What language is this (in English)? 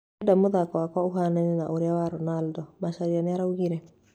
Kikuyu